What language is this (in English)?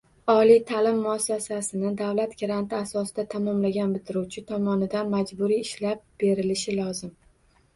Uzbek